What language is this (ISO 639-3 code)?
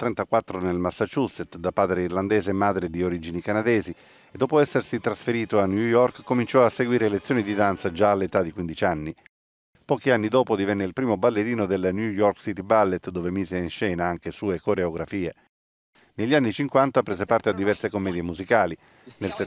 ita